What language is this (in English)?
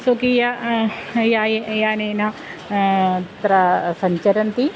Sanskrit